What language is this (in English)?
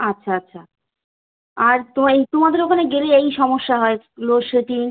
Bangla